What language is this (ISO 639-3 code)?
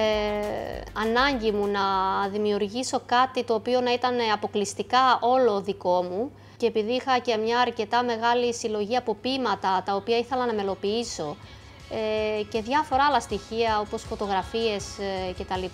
ell